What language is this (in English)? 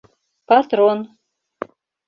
Mari